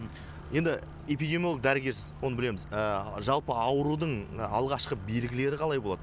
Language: Kazakh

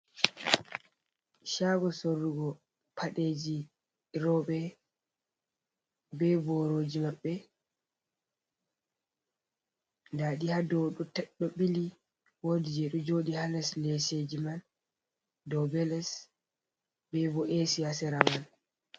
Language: Fula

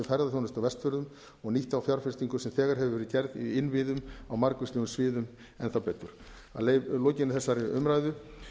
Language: Icelandic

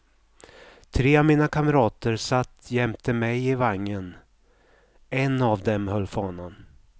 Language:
Swedish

